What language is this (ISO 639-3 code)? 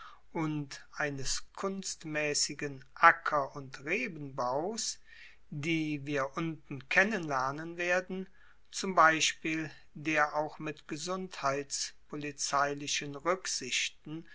deu